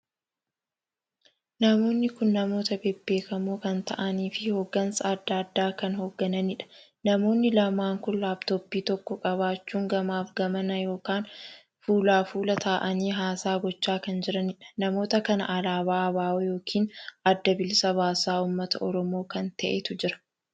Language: Oromo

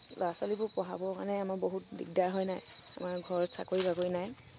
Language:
Assamese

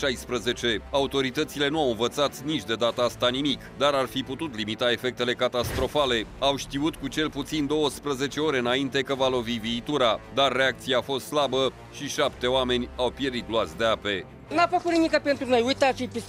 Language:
Romanian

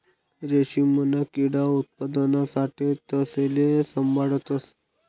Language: Marathi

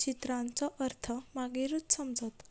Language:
Konkani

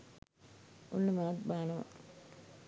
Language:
Sinhala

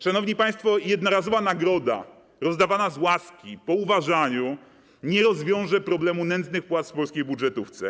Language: Polish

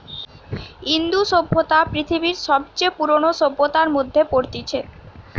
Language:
Bangla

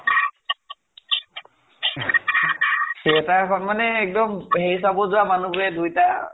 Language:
Assamese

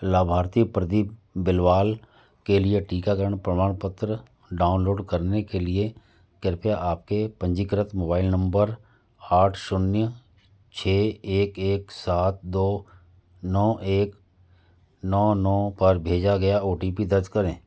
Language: Hindi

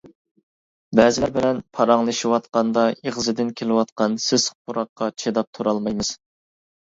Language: Uyghur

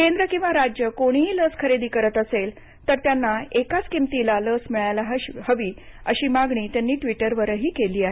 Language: Marathi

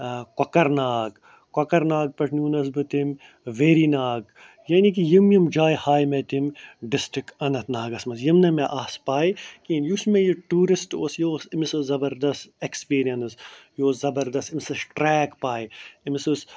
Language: Kashmiri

